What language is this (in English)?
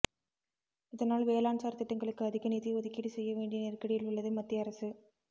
Tamil